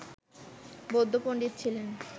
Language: Bangla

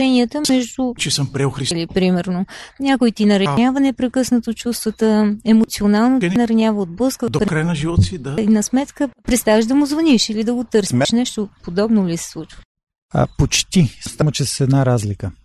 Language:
Bulgarian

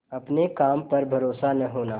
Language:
Hindi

